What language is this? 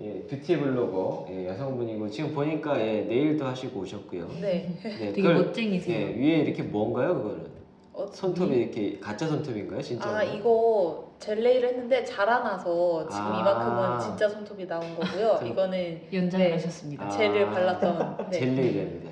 Korean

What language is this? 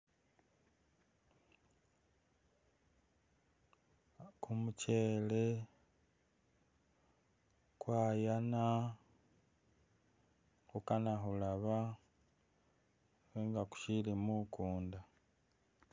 Masaaba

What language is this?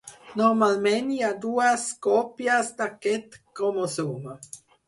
Catalan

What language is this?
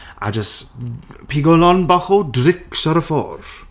Welsh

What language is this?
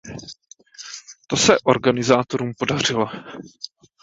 Czech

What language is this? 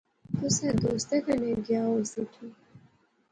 Pahari-Potwari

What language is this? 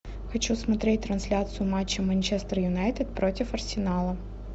Russian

